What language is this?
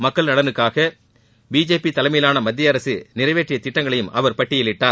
Tamil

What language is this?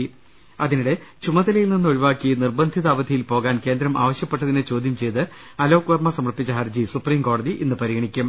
Malayalam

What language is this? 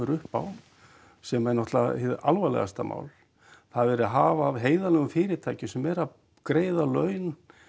Icelandic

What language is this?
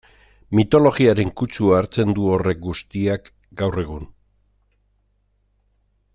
Basque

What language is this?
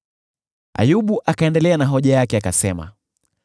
Swahili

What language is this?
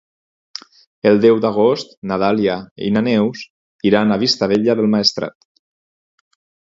Catalan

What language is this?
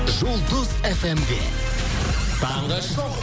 Kazakh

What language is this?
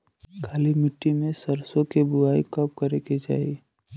Bhojpuri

